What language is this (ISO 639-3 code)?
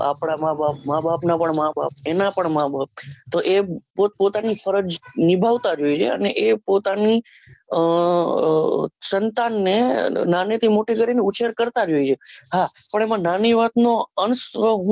guj